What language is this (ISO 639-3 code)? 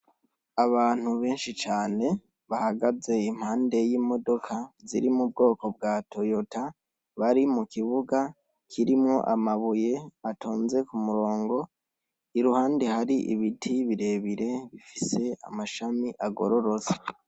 run